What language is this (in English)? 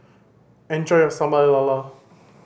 English